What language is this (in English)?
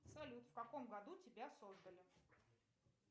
Russian